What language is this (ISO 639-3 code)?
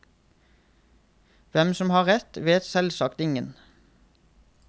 nor